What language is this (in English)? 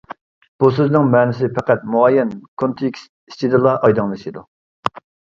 Uyghur